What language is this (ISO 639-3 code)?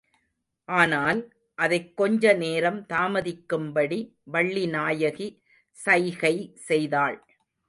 tam